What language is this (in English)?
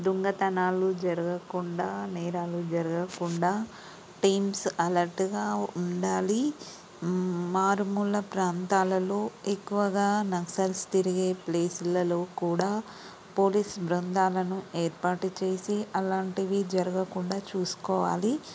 Telugu